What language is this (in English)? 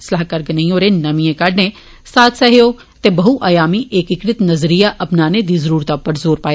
Dogri